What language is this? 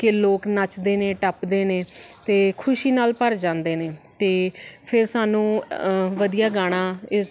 Punjabi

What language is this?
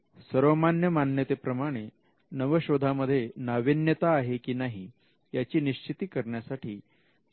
Marathi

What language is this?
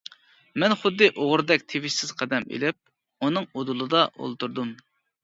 Uyghur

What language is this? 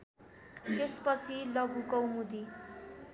Nepali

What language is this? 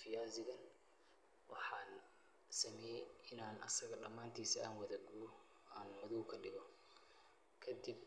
Somali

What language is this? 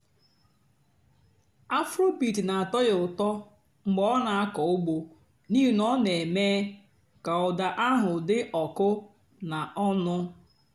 Igbo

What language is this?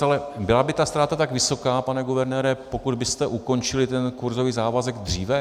Czech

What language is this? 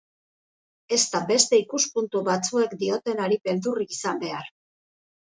Basque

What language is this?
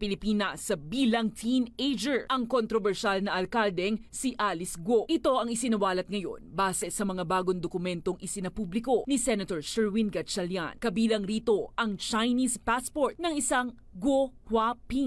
Filipino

